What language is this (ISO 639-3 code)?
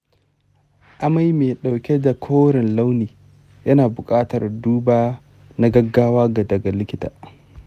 hau